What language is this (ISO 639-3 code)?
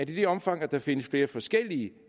dan